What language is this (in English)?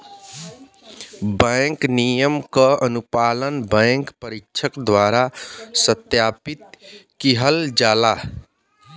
Bhojpuri